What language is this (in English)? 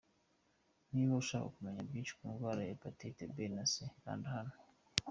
Kinyarwanda